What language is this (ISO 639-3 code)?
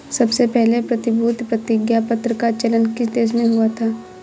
hin